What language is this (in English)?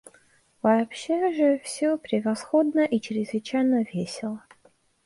Russian